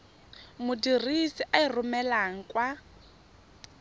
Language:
Tswana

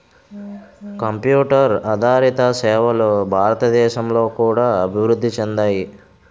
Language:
Telugu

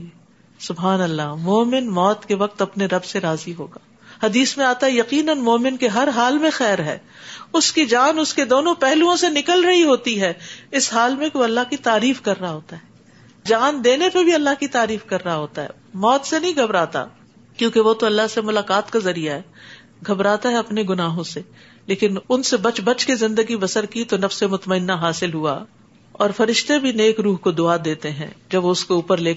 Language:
Urdu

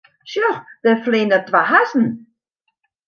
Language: Western Frisian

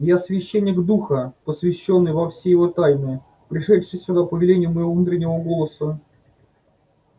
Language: Russian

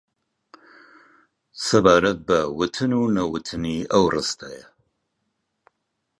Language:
Central Kurdish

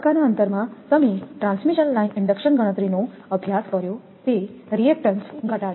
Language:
Gujarati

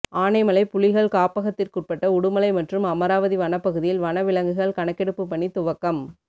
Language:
Tamil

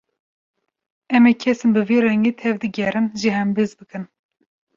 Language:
Kurdish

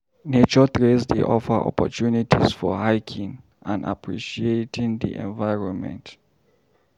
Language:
Nigerian Pidgin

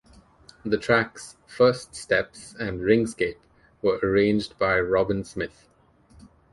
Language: English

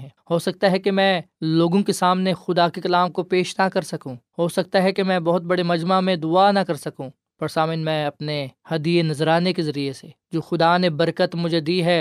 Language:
Urdu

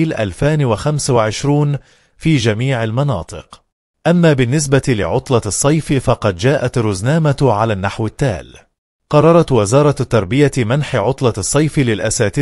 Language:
Arabic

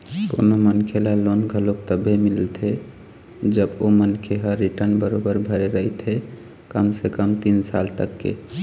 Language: Chhattisgarhi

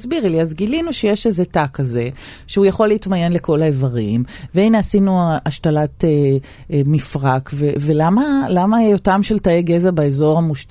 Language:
Hebrew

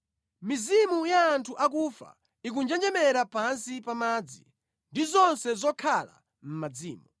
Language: Nyanja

